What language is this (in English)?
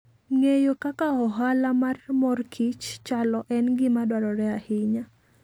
Luo (Kenya and Tanzania)